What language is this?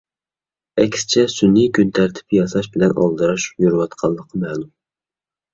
Uyghur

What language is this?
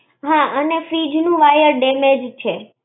Gujarati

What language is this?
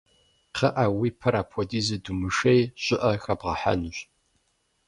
Kabardian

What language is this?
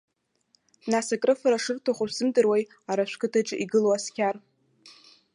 Abkhazian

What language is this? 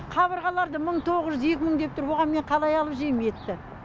Kazakh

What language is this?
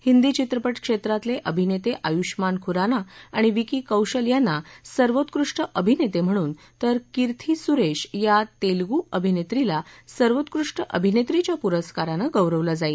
Marathi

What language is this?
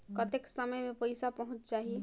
Chhattisgarhi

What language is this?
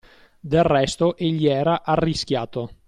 Italian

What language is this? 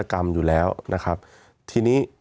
Thai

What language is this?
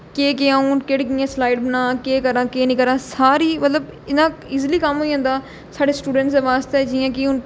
Dogri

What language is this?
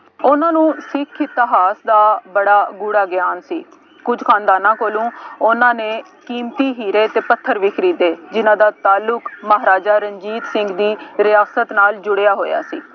Punjabi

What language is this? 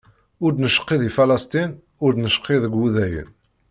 Kabyle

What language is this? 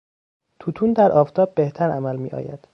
Persian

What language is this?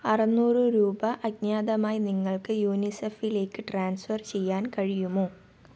Malayalam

